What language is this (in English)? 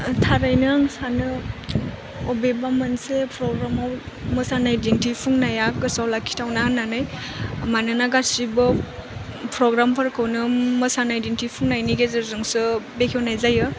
Bodo